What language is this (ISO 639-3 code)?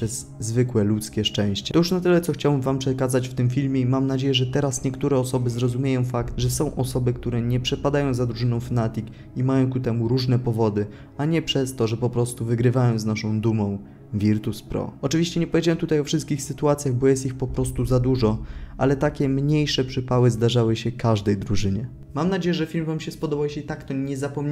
pol